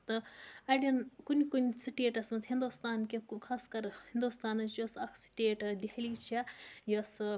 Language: Kashmiri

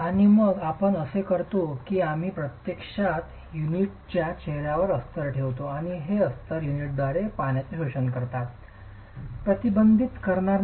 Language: Marathi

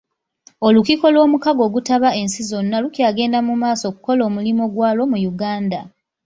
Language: Ganda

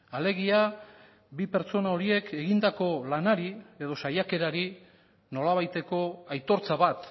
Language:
Basque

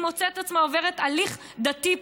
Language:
Hebrew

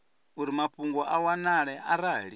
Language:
Venda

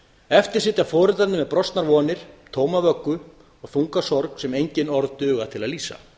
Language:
Icelandic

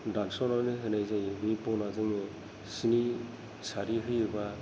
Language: Bodo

